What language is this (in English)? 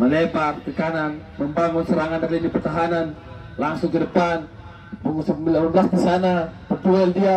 Indonesian